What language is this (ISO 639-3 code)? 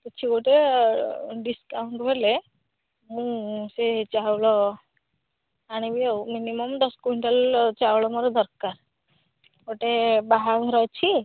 ori